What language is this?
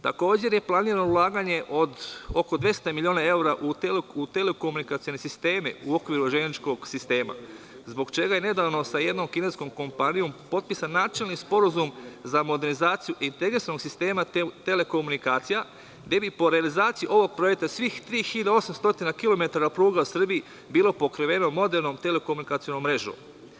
Serbian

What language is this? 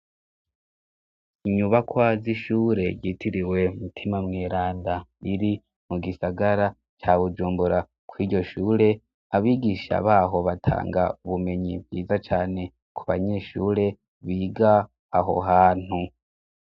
Rundi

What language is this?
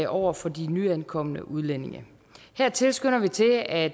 Danish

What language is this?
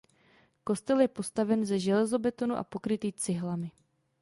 Czech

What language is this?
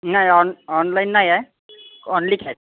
Marathi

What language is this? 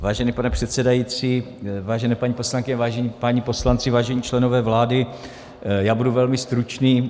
Czech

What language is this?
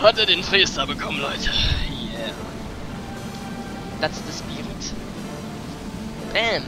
German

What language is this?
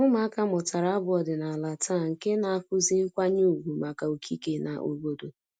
Igbo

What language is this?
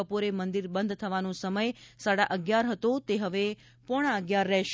Gujarati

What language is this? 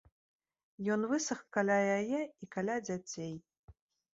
Belarusian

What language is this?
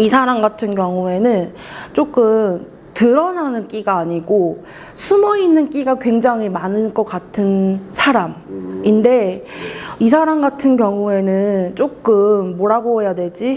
Korean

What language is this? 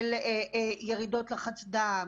Hebrew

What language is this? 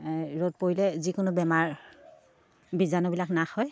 Assamese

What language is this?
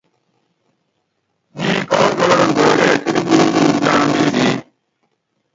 Yangben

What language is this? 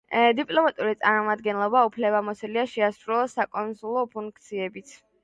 Georgian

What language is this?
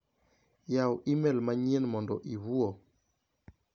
Luo (Kenya and Tanzania)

